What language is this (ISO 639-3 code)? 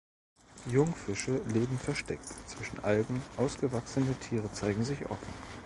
deu